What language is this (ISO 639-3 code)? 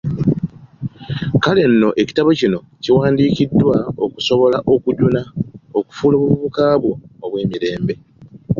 lug